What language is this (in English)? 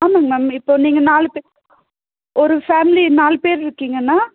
Tamil